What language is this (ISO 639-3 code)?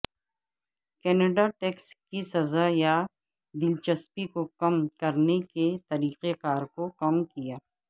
urd